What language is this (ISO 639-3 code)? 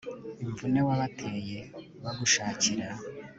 kin